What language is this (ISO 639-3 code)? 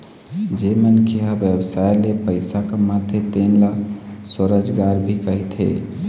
hne